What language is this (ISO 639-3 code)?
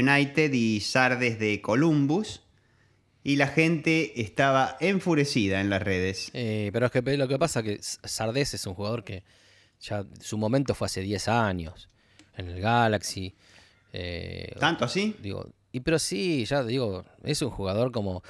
spa